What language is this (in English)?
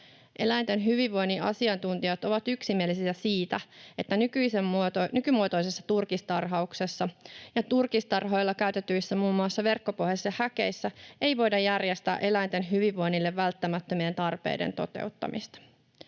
Finnish